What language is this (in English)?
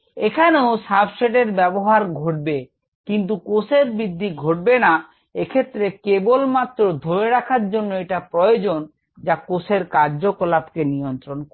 Bangla